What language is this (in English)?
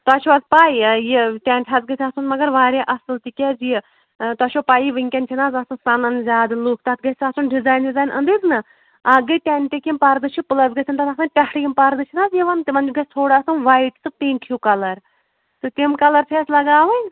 Kashmiri